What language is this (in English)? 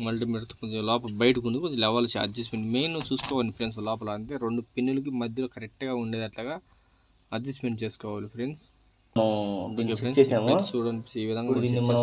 Telugu